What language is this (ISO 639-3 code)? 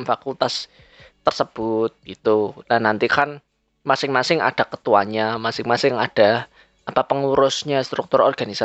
ind